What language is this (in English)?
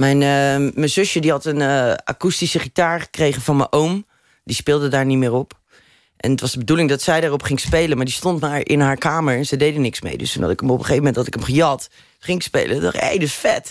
Dutch